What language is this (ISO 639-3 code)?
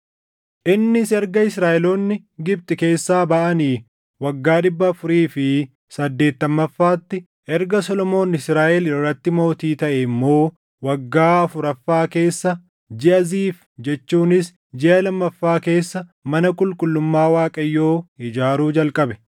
orm